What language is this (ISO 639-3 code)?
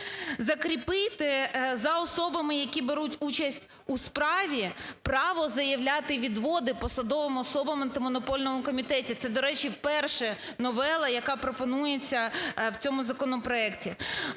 ukr